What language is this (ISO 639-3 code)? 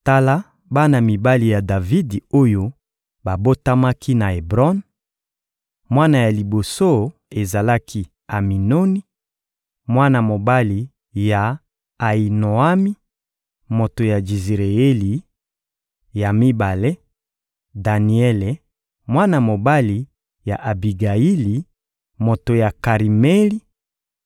lin